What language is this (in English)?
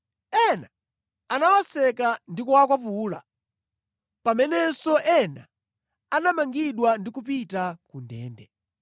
Nyanja